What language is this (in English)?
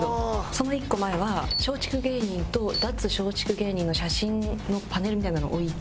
Japanese